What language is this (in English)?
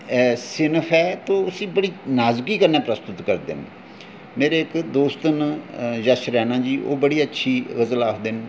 Dogri